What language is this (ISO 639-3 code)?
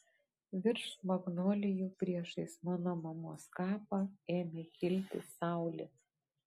lit